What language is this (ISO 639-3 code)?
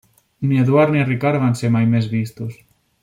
cat